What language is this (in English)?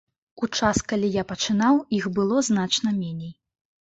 Belarusian